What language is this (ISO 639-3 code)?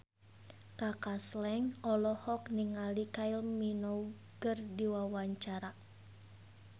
sun